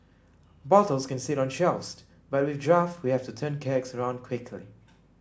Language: English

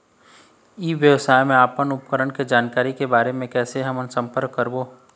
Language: Chhattisgarhi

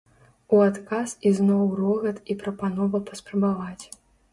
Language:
Belarusian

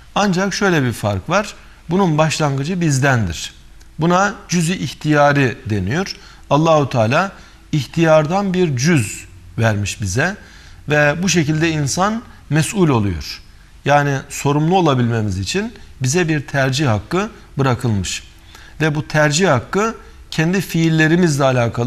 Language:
Turkish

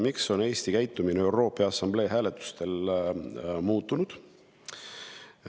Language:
Estonian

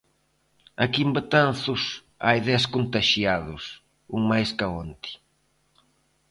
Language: Galician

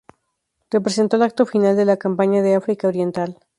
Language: Spanish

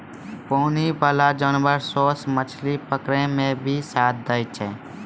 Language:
Maithili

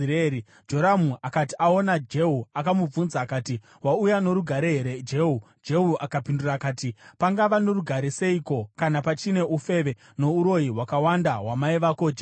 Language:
Shona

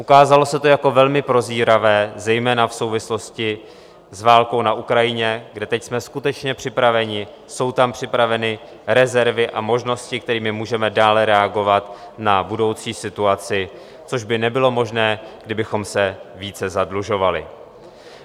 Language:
Czech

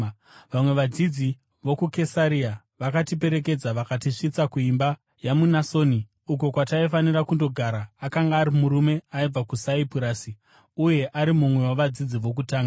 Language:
Shona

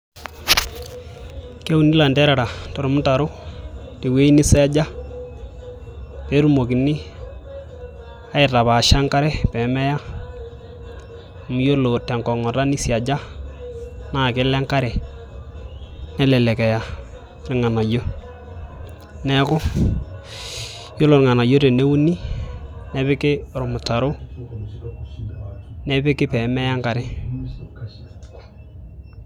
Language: Masai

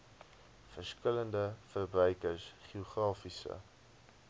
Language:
Afrikaans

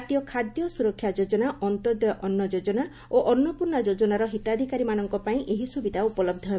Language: Odia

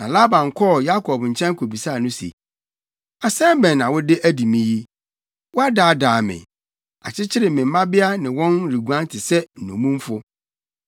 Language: Akan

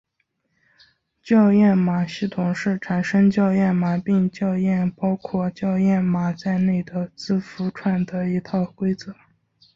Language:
Chinese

